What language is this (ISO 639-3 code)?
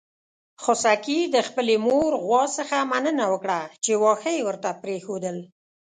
pus